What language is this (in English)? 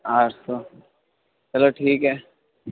Urdu